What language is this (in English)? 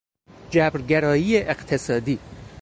Persian